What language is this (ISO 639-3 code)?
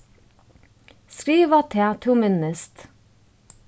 fao